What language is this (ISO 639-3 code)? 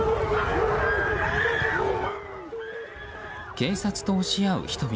jpn